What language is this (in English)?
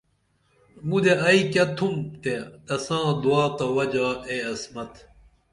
Dameli